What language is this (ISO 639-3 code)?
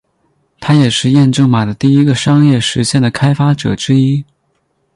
zho